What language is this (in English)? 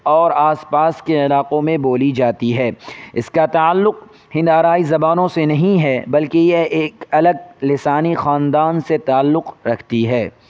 Urdu